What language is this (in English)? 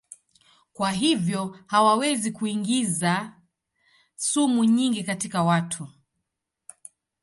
Swahili